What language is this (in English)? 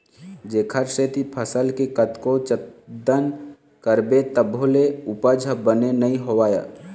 Chhattisgarhi